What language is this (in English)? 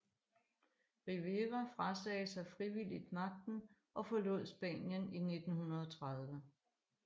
Danish